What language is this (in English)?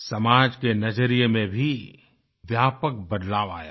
Hindi